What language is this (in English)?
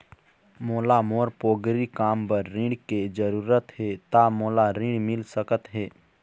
Chhattisgarhi